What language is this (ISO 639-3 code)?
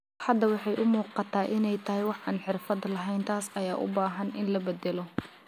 som